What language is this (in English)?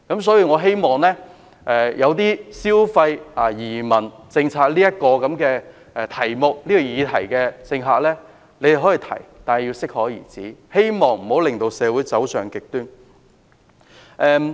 Cantonese